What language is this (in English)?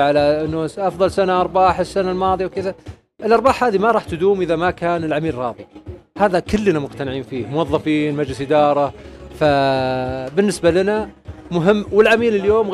Arabic